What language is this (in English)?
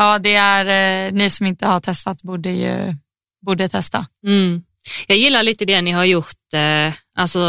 Swedish